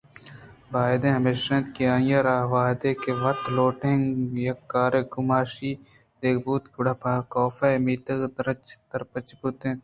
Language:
Eastern Balochi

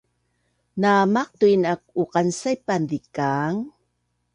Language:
Bunun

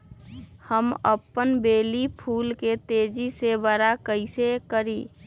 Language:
Magahi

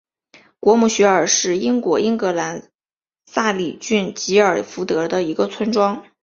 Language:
Chinese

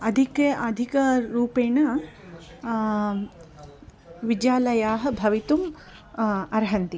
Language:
Sanskrit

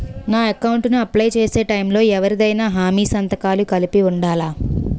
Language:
Telugu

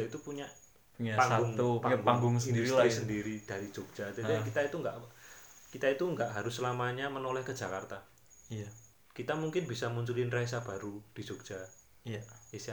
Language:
Indonesian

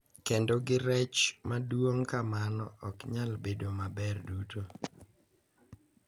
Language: Luo (Kenya and Tanzania)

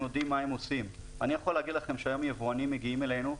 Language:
Hebrew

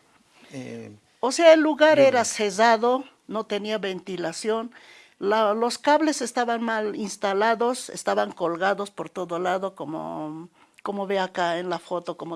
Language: Spanish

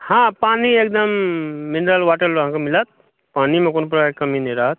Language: Maithili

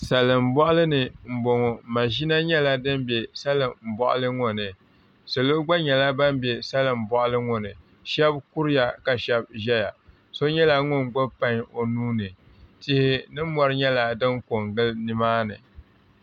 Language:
Dagbani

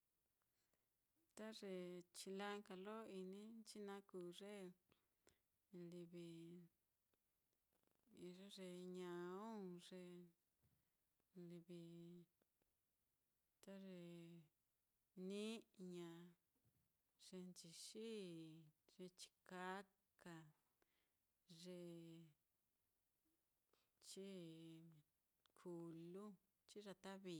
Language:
Mitlatongo Mixtec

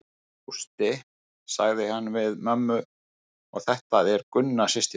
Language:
Icelandic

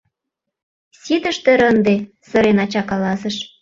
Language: Mari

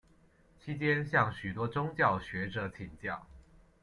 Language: Chinese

